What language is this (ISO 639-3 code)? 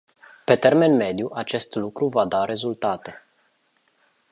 ron